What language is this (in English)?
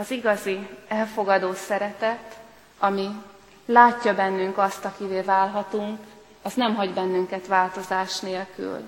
Hungarian